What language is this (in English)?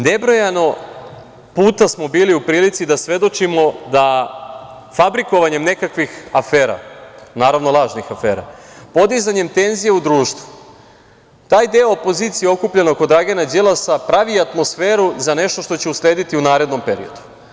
Serbian